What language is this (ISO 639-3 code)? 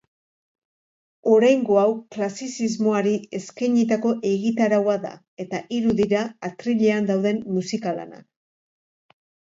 eus